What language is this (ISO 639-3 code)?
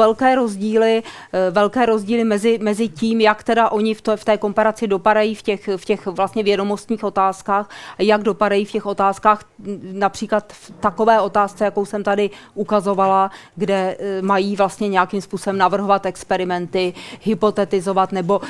ces